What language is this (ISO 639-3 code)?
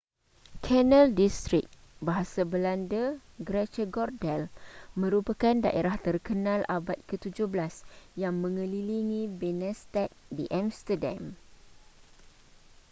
msa